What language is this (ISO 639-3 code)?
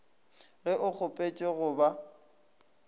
nso